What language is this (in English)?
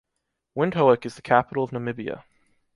English